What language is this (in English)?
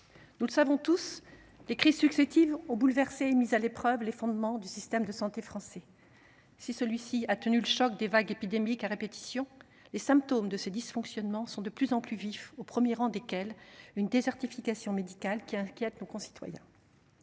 French